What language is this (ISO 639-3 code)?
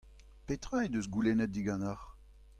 bre